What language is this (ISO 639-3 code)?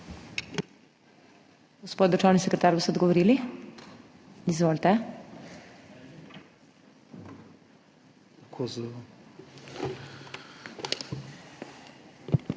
slv